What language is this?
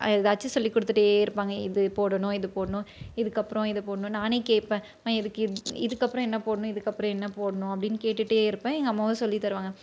Tamil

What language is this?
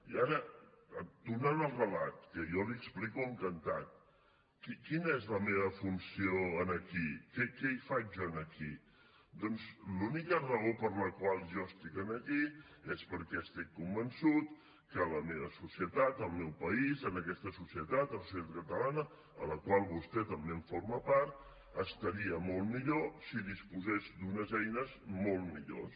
Catalan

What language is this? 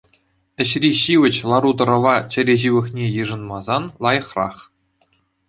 Chuvash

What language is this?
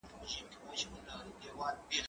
Pashto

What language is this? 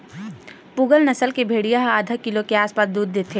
Chhattisgarhi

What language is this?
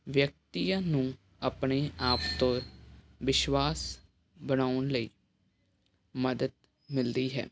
Punjabi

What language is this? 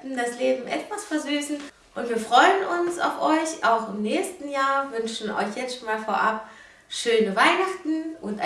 German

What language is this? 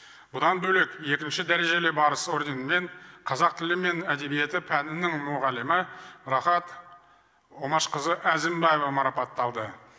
Kazakh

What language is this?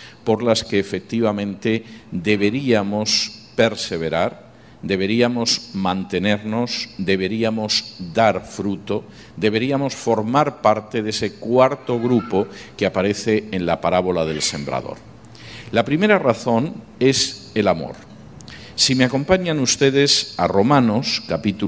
Spanish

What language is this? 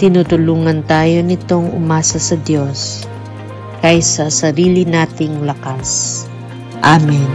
Filipino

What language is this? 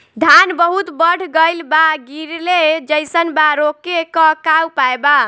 Bhojpuri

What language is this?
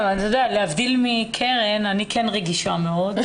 Hebrew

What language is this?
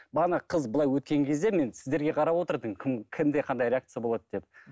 Kazakh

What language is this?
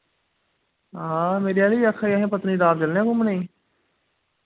Dogri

